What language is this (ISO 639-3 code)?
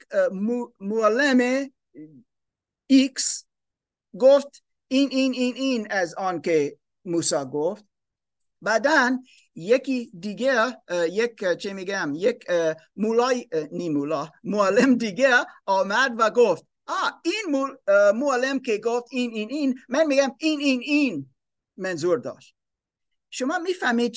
fas